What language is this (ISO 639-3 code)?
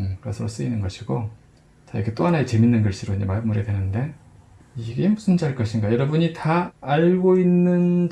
kor